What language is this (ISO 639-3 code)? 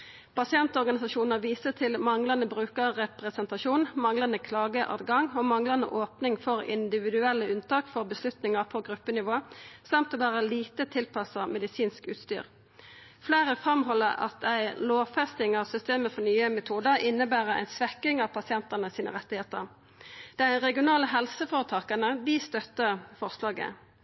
nno